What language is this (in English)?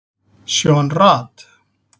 Icelandic